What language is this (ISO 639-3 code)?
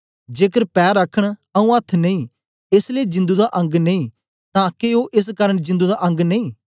doi